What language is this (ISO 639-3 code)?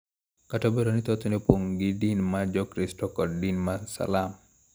luo